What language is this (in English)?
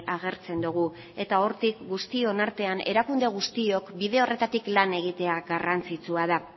Basque